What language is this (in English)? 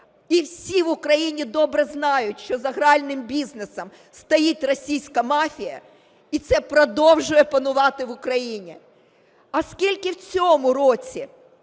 Ukrainian